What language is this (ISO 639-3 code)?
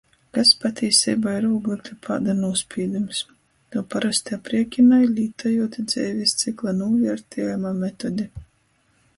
ltg